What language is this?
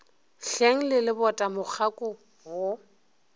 Northern Sotho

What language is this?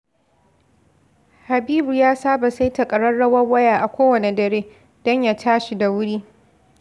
Hausa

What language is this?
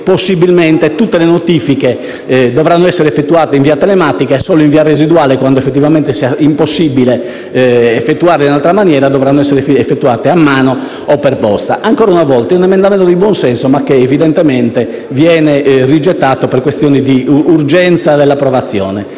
Italian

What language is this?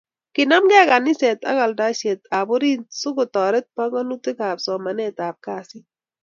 Kalenjin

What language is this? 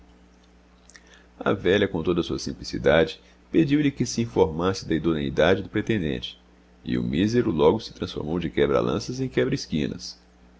Portuguese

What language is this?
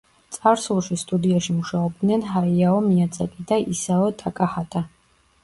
Georgian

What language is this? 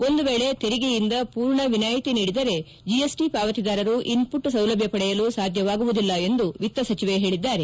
Kannada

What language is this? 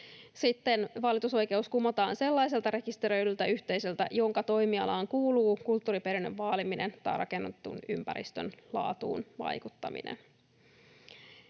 Finnish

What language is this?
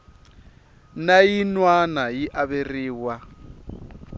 Tsonga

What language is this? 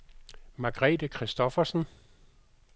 Danish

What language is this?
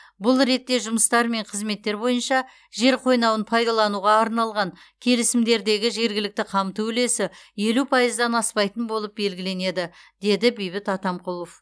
Kazakh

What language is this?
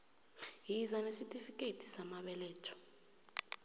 South Ndebele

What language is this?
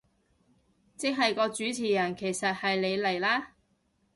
Cantonese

